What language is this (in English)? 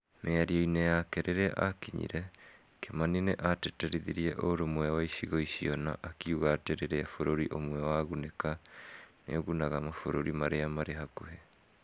Kikuyu